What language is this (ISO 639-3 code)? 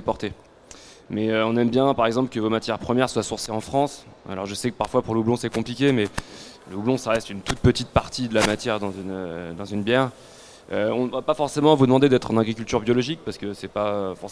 fra